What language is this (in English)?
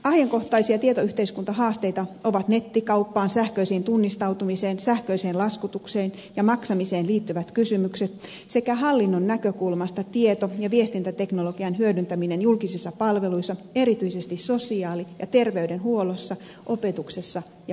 Finnish